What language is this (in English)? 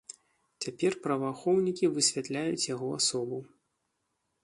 Belarusian